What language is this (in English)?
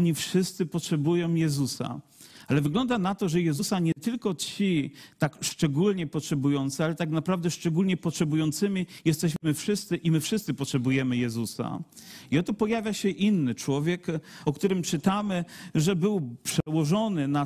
Polish